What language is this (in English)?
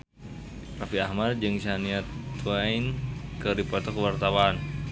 Sundanese